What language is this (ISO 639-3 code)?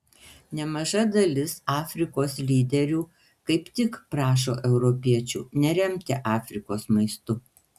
lit